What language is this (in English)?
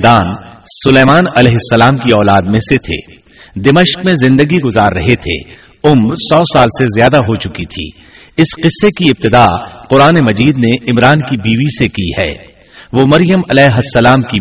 Urdu